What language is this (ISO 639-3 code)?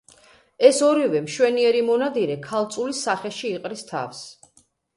kat